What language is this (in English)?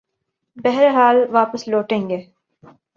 Urdu